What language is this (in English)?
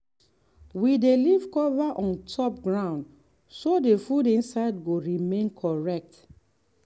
Nigerian Pidgin